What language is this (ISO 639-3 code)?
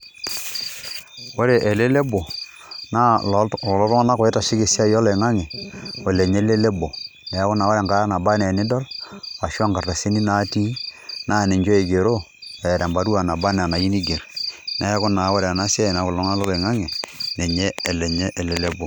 mas